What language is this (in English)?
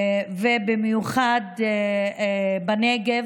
Hebrew